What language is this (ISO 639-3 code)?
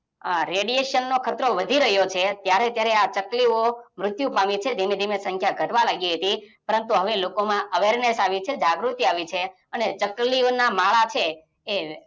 guj